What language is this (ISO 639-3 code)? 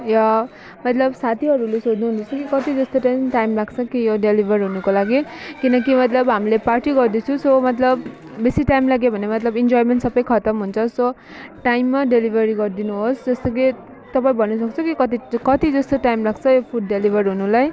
nep